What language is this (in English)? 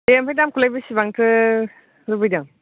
Bodo